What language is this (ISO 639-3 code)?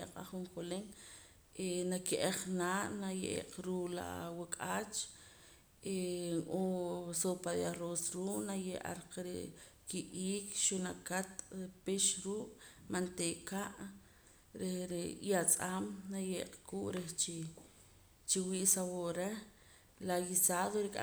poc